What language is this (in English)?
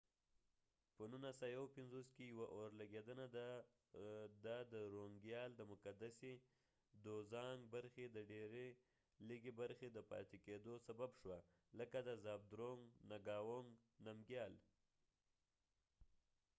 Pashto